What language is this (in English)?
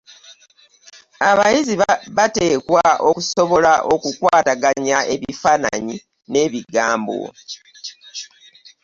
Ganda